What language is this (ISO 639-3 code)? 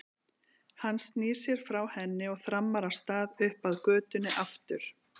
isl